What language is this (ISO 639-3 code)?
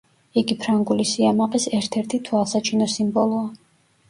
kat